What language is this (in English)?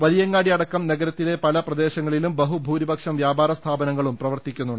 Malayalam